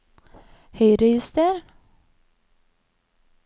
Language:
Norwegian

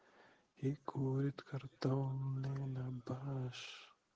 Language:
Russian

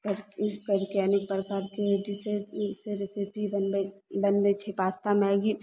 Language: Maithili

